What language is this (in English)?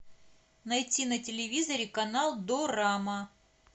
Russian